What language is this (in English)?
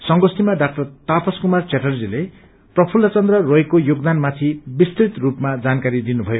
Nepali